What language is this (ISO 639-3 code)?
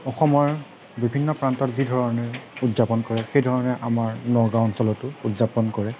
asm